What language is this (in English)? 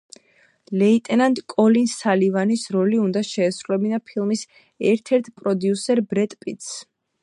Georgian